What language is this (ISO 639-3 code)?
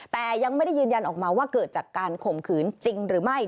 tha